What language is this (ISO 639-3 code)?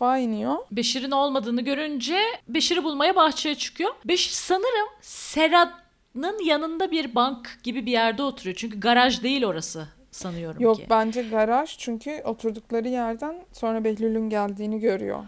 tur